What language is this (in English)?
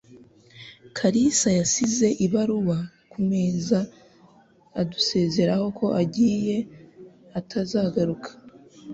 Kinyarwanda